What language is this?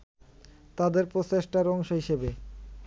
Bangla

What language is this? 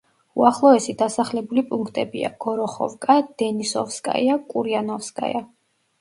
Georgian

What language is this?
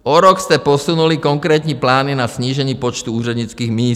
Czech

